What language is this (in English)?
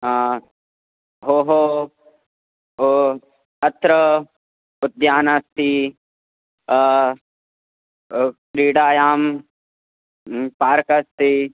Sanskrit